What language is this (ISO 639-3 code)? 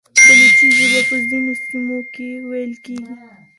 pus